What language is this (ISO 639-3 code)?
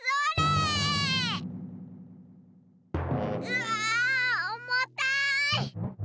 jpn